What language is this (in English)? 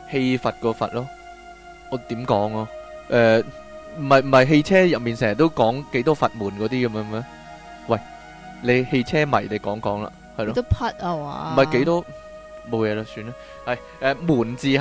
Chinese